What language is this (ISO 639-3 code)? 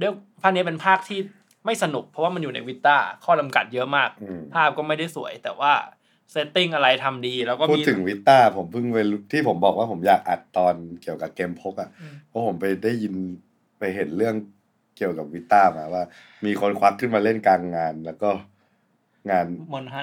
tha